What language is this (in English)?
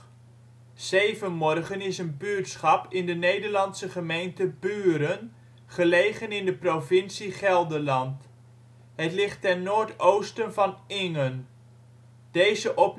Dutch